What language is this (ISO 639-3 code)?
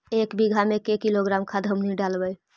mag